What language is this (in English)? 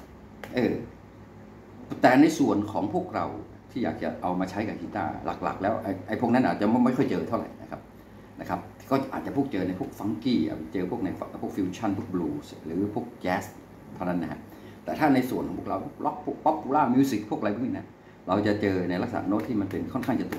Thai